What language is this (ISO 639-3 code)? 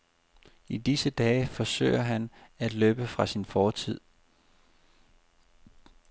dan